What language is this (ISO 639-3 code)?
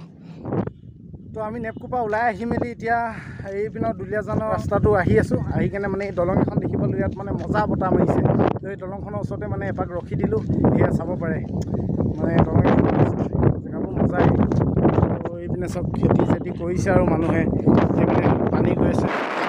ind